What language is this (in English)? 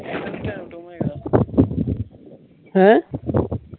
Punjabi